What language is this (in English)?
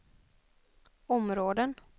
Swedish